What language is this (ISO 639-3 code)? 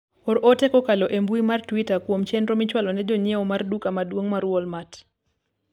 luo